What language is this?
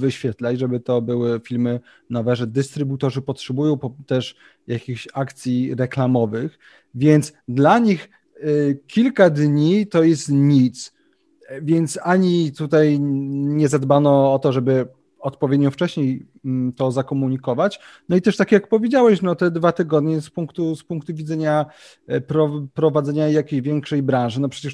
Polish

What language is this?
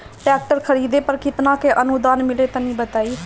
Bhojpuri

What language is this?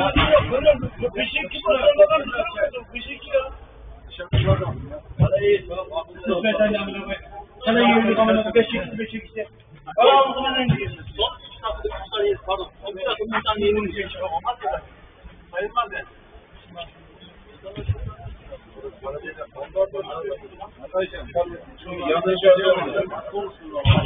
Turkish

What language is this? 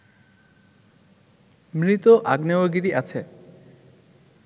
Bangla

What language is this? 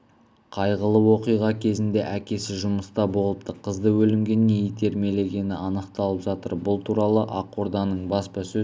Kazakh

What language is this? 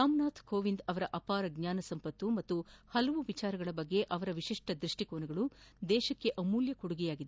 Kannada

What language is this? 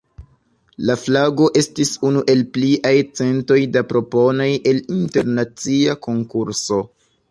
Esperanto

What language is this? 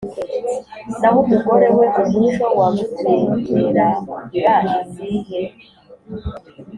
Kinyarwanda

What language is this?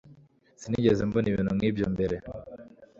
Kinyarwanda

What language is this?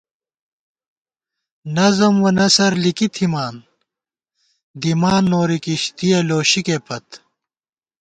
Gawar-Bati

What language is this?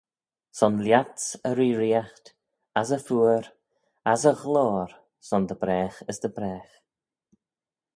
Manx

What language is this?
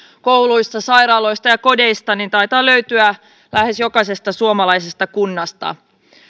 Finnish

